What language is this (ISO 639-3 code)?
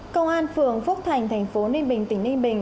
vie